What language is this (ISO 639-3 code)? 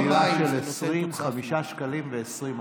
heb